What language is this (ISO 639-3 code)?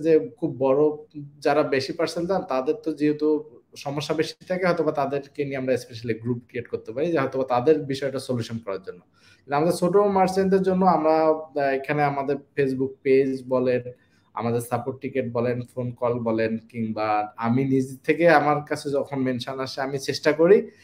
ben